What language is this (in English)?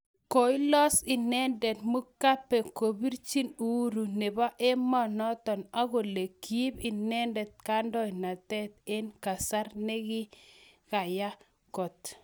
Kalenjin